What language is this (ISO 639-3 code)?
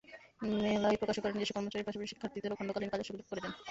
ben